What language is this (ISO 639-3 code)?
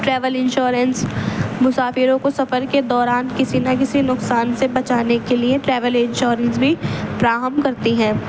urd